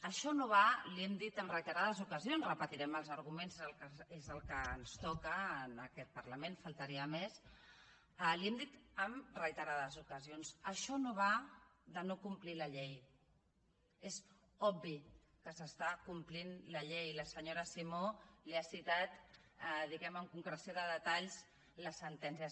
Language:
Catalan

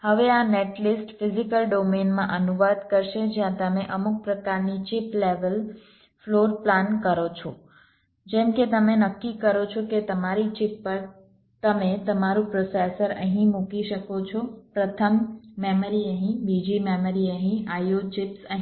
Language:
Gujarati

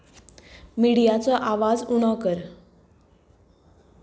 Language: Konkani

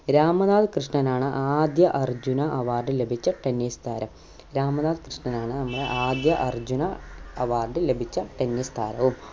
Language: Malayalam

